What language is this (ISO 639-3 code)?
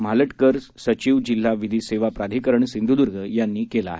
mar